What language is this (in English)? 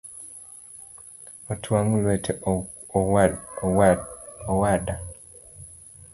Luo (Kenya and Tanzania)